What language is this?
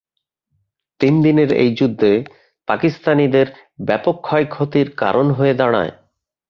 Bangla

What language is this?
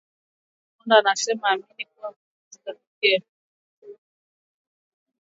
Swahili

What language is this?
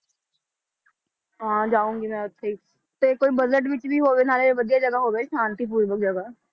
Punjabi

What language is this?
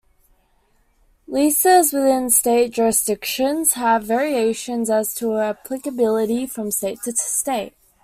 English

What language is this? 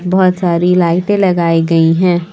Hindi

